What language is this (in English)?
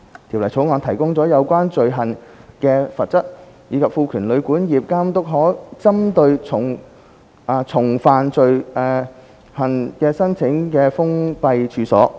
Cantonese